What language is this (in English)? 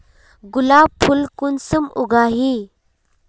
Magahi